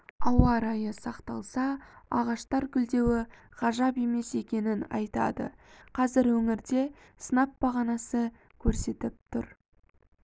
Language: Kazakh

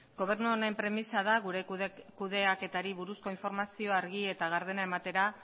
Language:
Basque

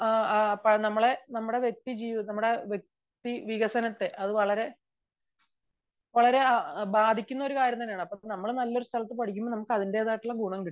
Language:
Malayalam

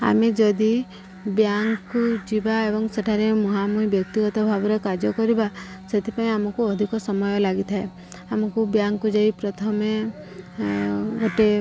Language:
Odia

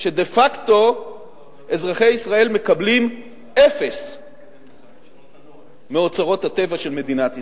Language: Hebrew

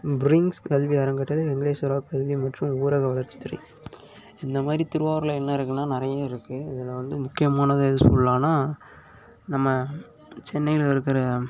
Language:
Tamil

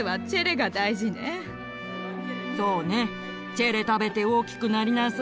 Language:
Japanese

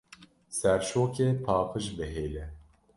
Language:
Kurdish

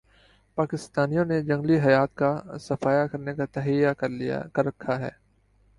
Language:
Urdu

